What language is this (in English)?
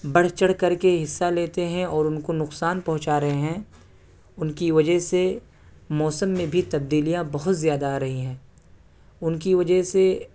Urdu